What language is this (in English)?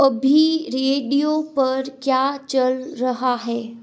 Hindi